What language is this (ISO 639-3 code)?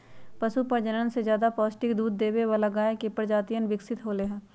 mag